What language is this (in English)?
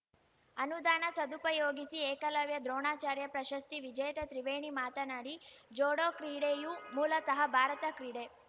Kannada